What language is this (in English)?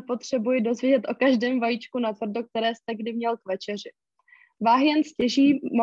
Czech